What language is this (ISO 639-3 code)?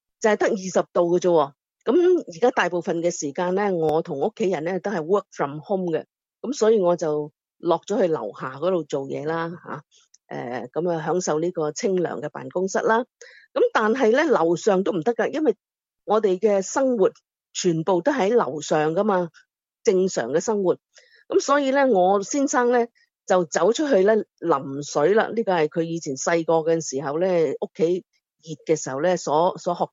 zho